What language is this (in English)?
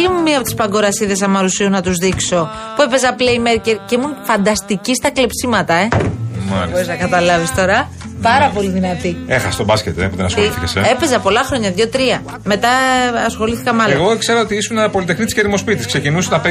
Greek